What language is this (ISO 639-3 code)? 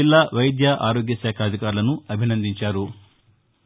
tel